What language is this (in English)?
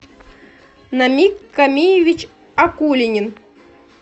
Russian